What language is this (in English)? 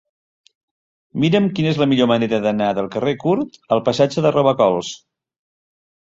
Catalan